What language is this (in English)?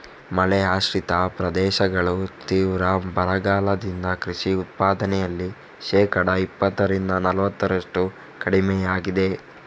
Kannada